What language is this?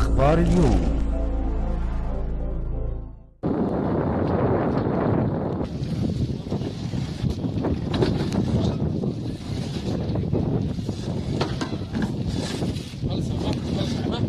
Arabic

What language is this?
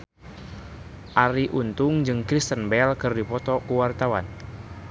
Sundanese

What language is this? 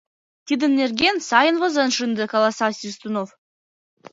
Mari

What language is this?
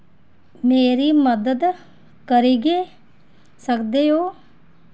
Dogri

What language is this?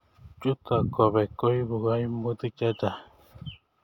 Kalenjin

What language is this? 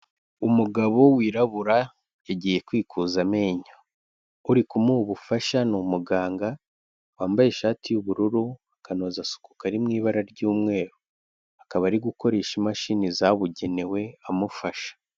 Kinyarwanda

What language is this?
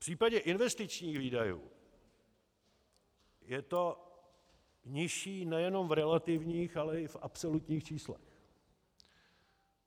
Czech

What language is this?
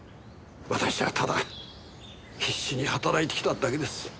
Japanese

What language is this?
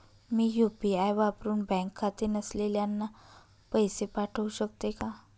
Marathi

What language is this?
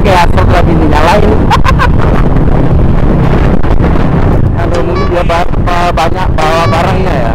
Indonesian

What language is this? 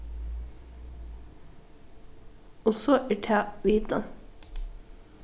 Faroese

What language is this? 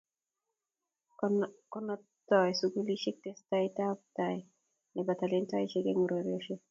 Kalenjin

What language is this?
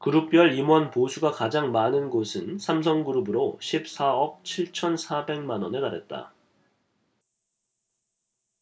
Korean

